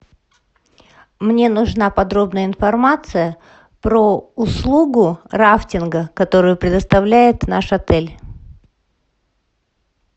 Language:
Russian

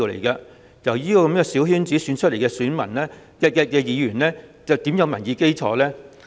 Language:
Cantonese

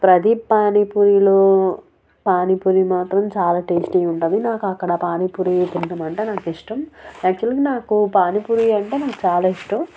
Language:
Telugu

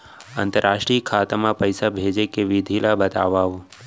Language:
Chhattisgarhi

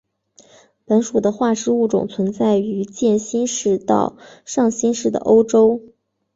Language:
Chinese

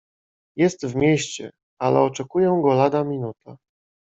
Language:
Polish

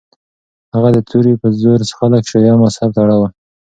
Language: Pashto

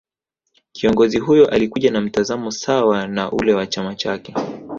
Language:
Swahili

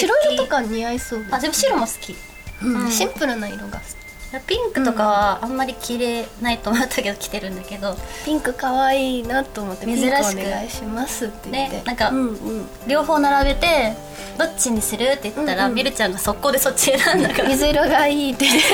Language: Japanese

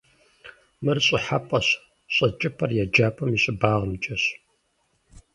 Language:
Kabardian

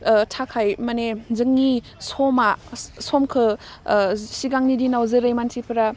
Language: Bodo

